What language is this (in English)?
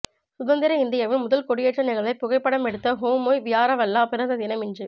Tamil